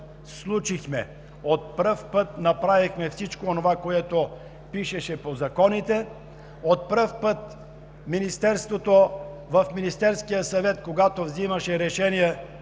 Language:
Bulgarian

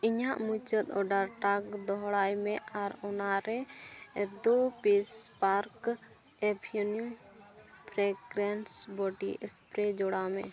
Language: Santali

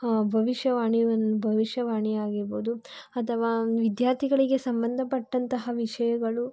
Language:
Kannada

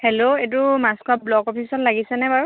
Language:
Assamese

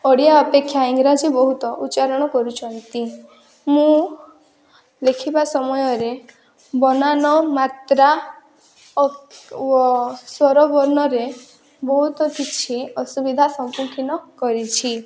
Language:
Odia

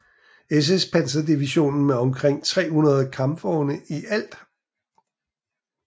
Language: Danish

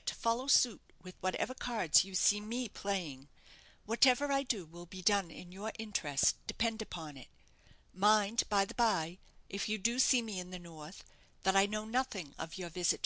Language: English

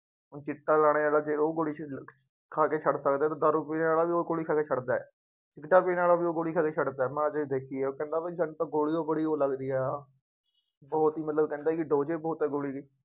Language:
Punjabi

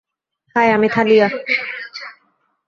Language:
Bangla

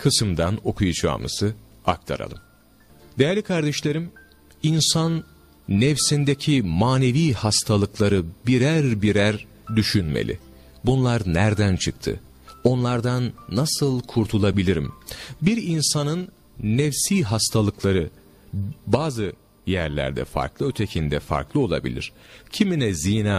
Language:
Turkish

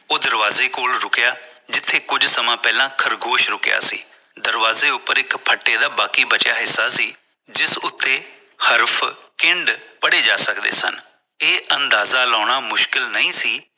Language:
Punjabi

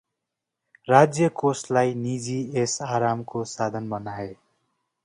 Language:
Nepali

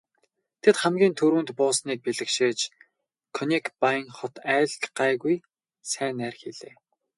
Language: Mongolian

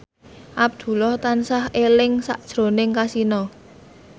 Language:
Javanese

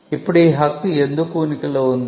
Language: Telugu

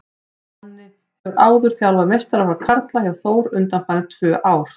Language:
Icelandic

